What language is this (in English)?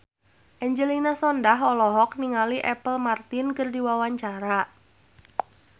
Sundanese